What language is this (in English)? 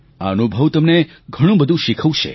Gujarati